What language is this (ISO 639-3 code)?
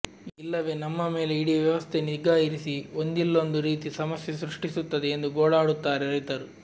kan